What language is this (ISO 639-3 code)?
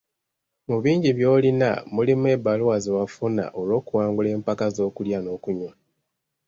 lug